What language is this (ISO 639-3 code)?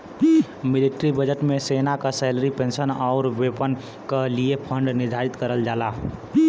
bho